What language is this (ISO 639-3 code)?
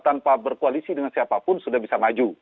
ind